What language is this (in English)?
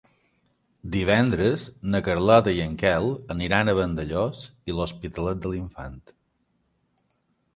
Catalan